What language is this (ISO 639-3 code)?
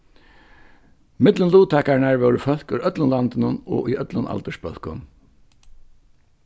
fao